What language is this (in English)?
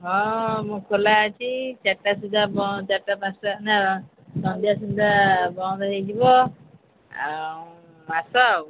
Odia